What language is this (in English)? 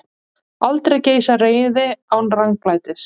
Icelandic